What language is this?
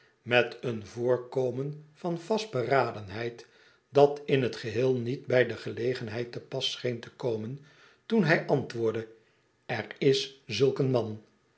Dutch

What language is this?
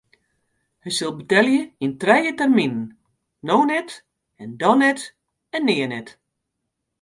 Western Frisian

